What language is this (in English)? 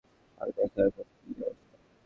Bangla